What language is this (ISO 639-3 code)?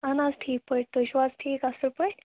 kas